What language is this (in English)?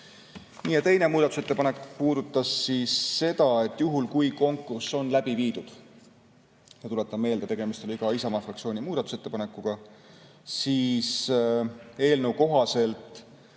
Estonian